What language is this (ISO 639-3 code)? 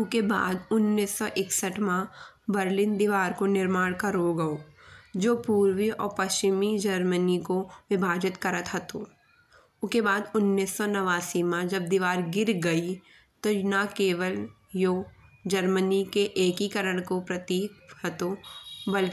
bns